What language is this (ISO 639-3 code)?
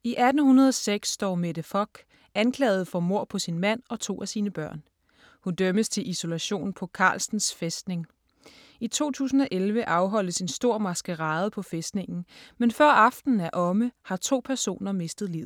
dan